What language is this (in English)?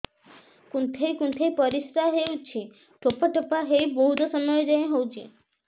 Odia